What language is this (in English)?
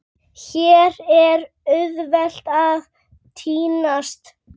Icelandic